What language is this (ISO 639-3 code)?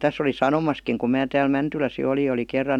fin